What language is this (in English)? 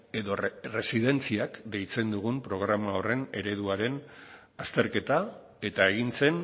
Basque